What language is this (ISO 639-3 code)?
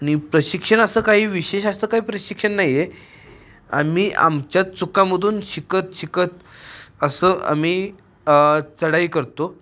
mar